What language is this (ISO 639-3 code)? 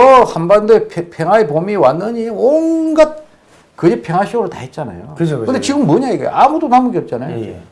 kor